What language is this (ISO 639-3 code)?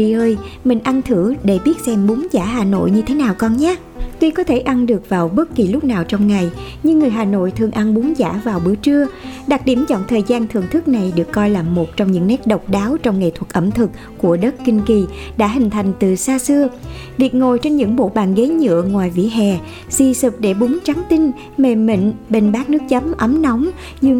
vie